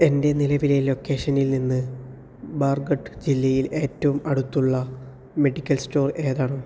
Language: Malayalam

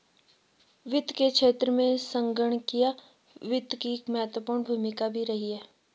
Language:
Hindi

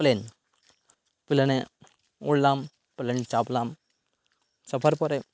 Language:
Bangla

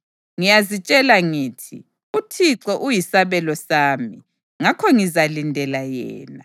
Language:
North Ndebele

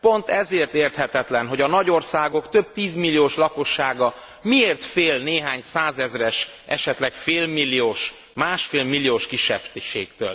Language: Hungarian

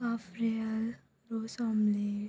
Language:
Konkani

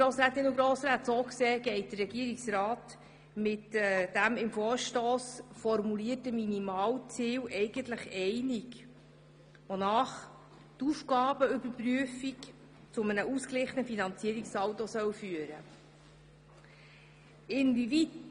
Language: Swiss German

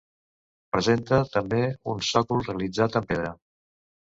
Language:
Catalan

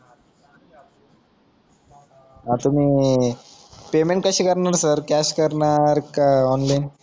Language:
Marathi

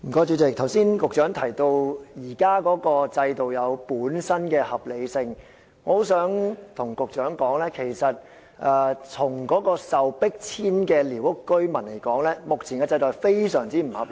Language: Cantonese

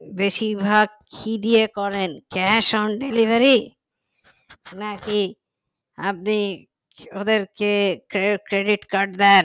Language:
Bangla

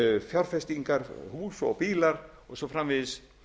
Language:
Icelandic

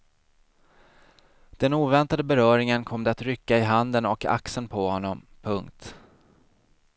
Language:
Swedish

